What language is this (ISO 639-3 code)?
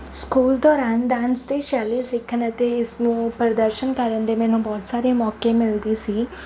pan